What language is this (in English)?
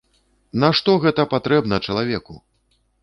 Belarusian